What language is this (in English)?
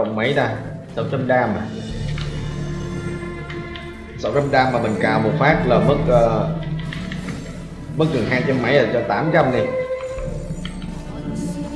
Vietnamese